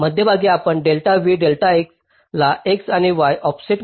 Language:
Marathi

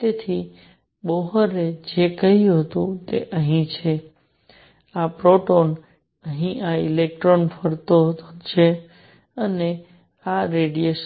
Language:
Gujarati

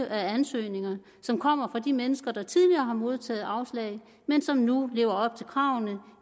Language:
Danish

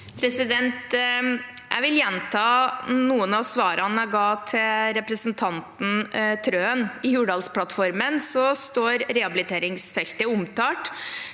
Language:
Norwegian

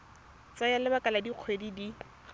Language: Tswana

